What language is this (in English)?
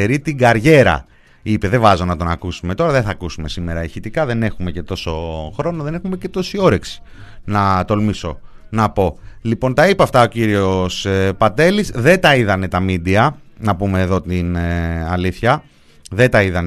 Greek